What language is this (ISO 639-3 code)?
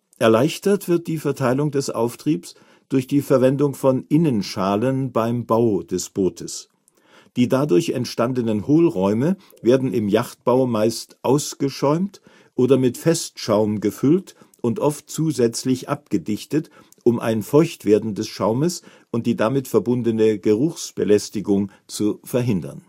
deu